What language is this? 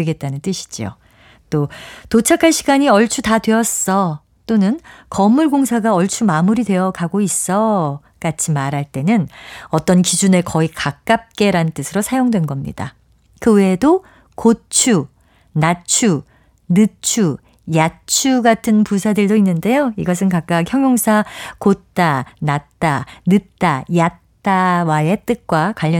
Korean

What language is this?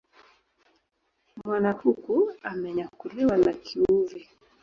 Swahili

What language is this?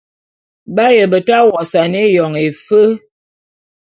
Bulu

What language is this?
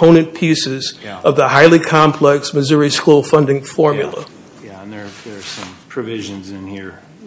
English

